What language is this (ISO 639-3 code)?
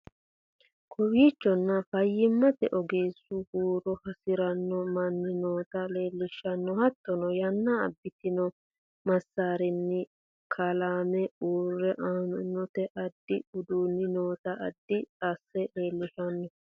sid